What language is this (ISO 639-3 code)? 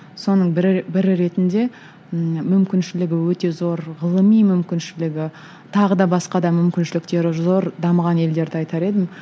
kaz